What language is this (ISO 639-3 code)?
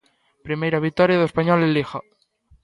glg